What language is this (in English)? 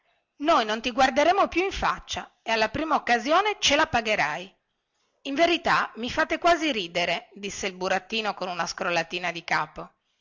Italian